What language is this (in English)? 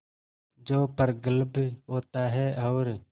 Hindi